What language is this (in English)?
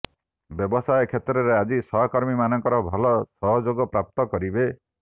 Odia